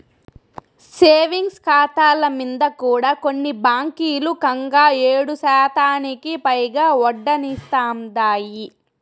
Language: Telugu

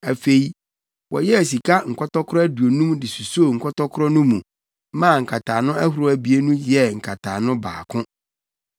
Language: Akan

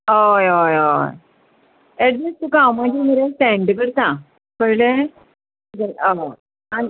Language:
Konkani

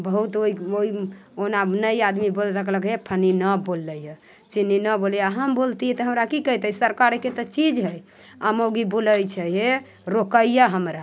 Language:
Maithili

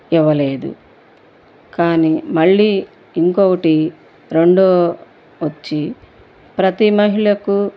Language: Telugu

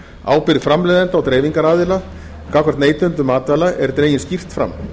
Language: Icelandic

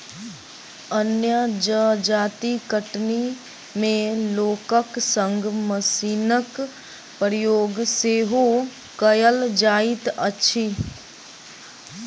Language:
Maithili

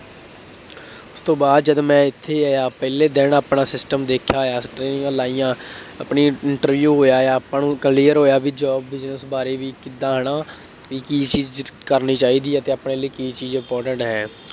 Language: Punjabi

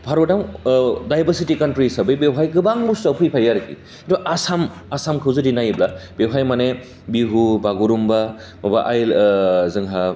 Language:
Bodo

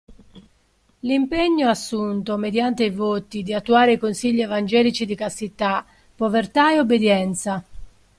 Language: Italian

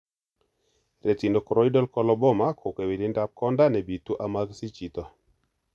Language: Kalenjin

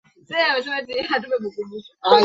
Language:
Swahili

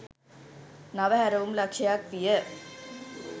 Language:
Sinhala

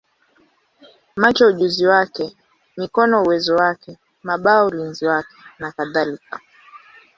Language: Swahili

